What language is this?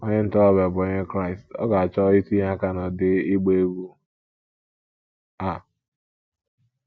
Igbo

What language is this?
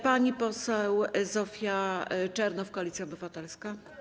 Polish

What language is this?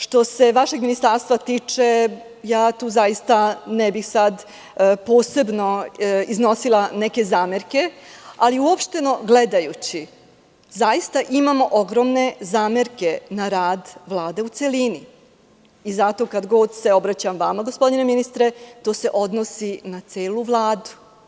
Serbian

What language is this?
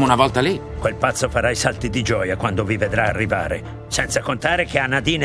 Italian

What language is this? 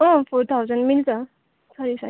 Nepali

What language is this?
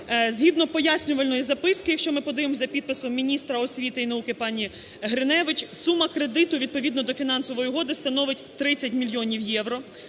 Ukrainian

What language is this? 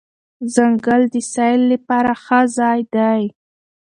Pashto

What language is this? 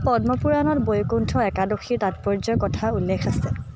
Assamese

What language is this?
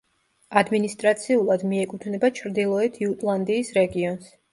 Georgian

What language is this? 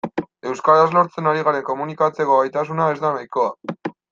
Basque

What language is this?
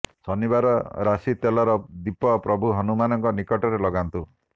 Odia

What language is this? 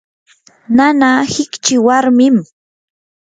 Yanahuanca Pasco Quechua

